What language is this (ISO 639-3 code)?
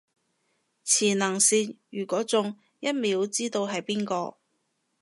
yue